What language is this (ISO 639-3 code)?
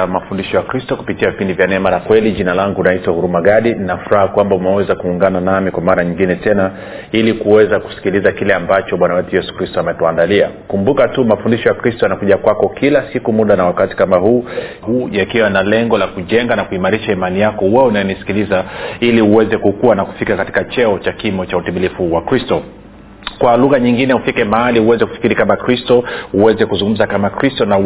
swa